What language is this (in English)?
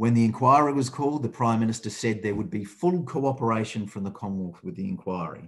English